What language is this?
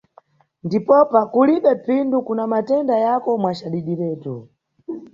Nyungwe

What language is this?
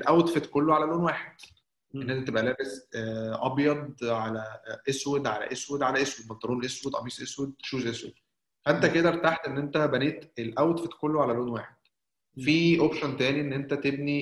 Arabic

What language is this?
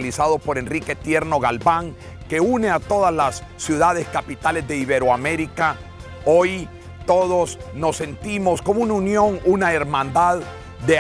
Spanish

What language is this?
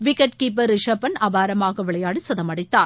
Tamil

